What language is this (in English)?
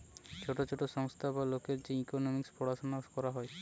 Bangla